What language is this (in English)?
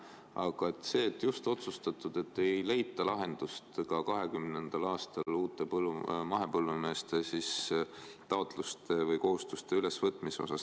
Estonian